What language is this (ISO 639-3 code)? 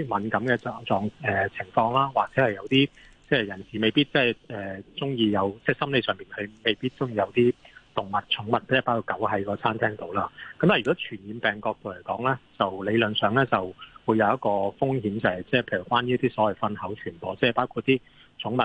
zho